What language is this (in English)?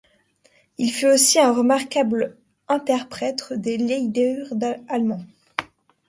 French